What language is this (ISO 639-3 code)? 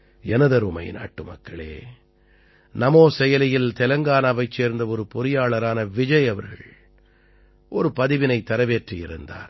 tam